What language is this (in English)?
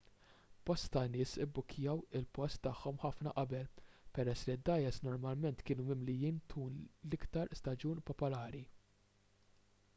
Maltese